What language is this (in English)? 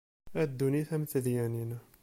Kabyle